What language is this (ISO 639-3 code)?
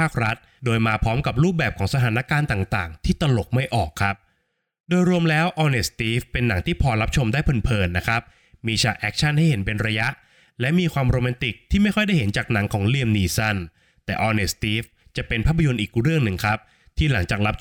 tha